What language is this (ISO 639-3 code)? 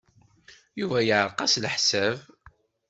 kab